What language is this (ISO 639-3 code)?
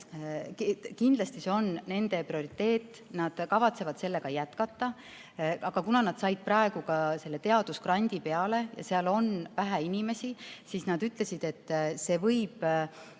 est